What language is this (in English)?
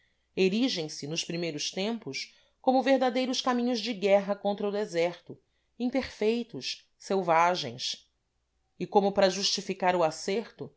Portuguese